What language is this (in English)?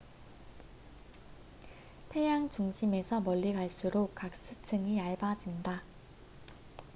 Korean